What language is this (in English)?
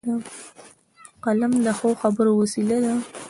Pashto